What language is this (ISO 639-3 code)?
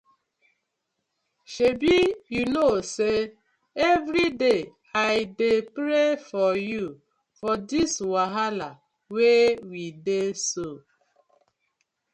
pcm